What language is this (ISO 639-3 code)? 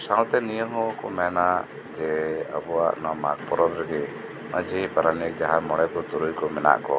sat